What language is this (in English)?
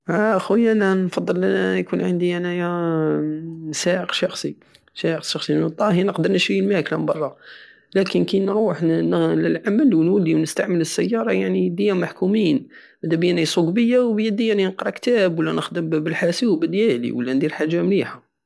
Algerian Saharan Arabic